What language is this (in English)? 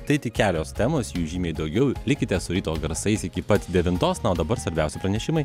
Lithuanian